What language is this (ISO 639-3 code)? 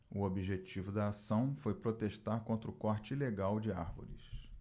por